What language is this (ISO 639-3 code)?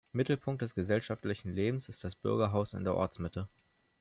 deu